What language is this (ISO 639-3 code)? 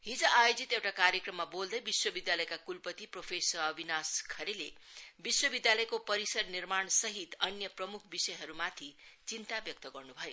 nep